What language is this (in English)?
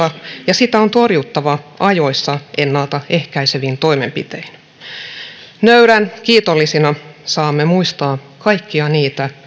Finnish